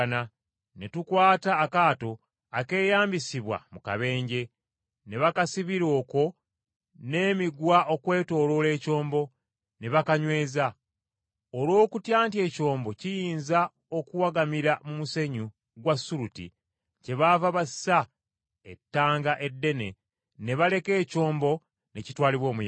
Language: Ganda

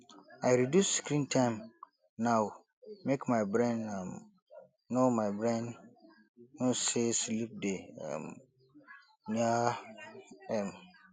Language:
Nigerian Pidgin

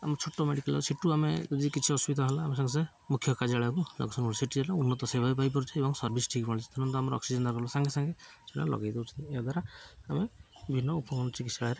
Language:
Odia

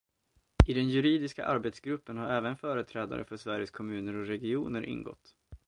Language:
Swedish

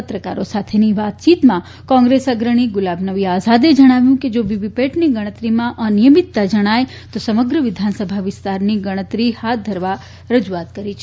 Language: Gujarati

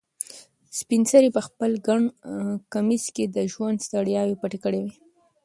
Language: Pashto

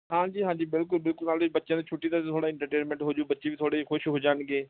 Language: Punjabi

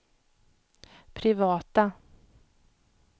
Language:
Swedish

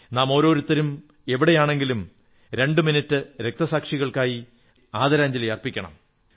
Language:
Malayalam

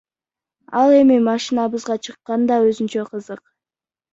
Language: Kyrgyz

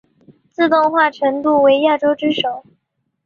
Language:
Chinese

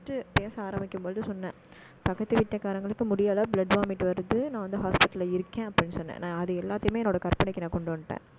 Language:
Tamil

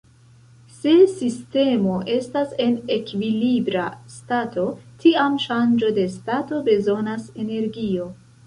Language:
Esperanto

